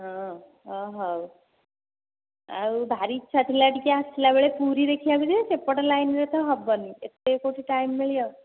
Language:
Odia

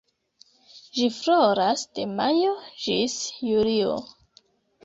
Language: Esperanto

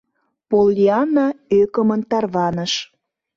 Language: Mari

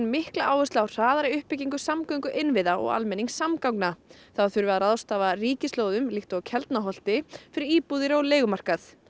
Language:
Icelandic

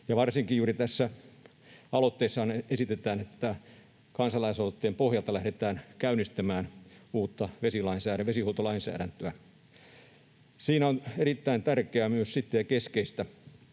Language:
Finnish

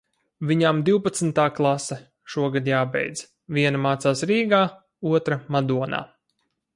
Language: Latvian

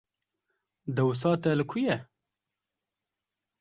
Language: Kurdish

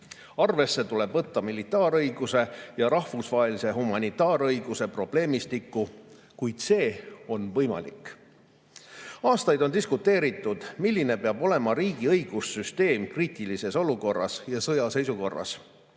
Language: Estonian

